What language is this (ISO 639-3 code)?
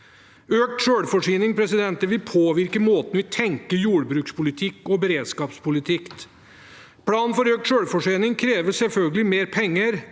nor